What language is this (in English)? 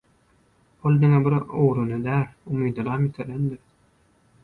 Turkmen